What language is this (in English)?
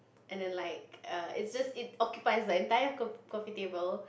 English